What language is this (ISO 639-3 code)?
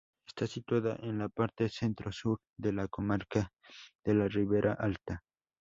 spa